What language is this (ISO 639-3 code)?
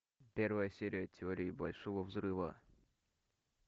rus